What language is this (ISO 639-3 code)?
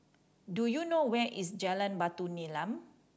eng